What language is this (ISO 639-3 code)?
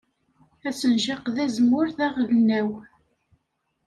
kab